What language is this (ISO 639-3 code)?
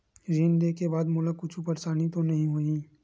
hne